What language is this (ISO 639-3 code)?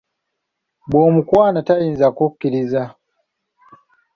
lug